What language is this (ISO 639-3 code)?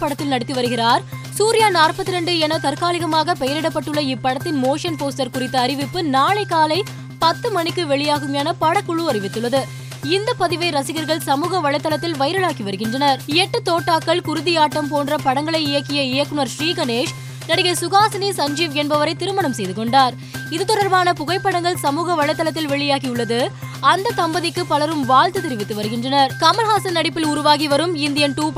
tam